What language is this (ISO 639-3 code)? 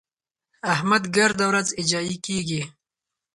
pus